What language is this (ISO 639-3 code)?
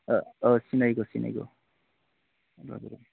brx